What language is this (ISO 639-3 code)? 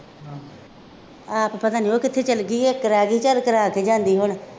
pan